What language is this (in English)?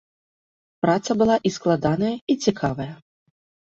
Belarusian